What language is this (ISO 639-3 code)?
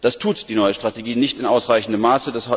deu